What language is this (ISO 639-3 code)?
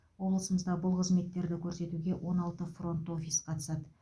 kaz